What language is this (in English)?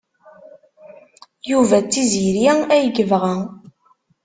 Kabyle